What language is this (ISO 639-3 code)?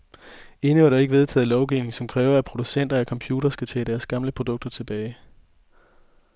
dan